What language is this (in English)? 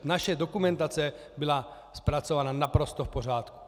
Czech